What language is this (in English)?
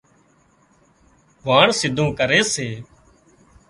Wadiyara Koli